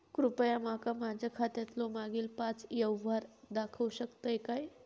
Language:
Marathi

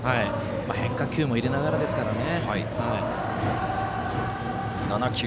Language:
Japanese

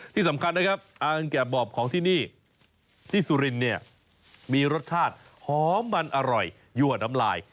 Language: Thai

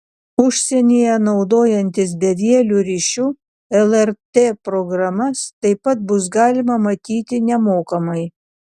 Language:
Lithuanian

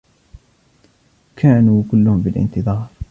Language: Arabic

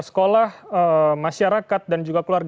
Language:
Indonesian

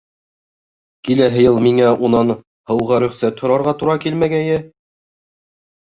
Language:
Bashkir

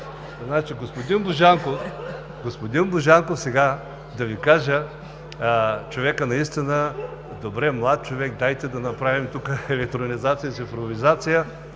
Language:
Bulgarian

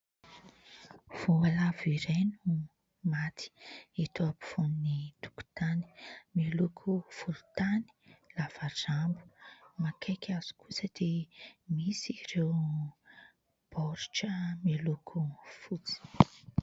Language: Malagasy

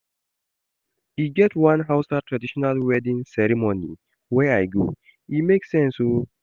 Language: Nigerian Pidgin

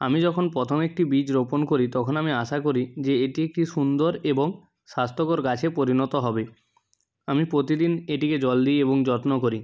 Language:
Bangla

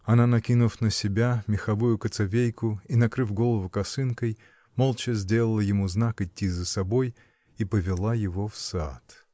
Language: Russian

